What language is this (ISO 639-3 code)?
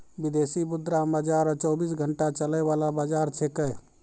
mai